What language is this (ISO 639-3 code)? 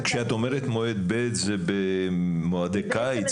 heb